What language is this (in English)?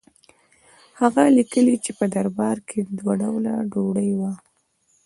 Pashto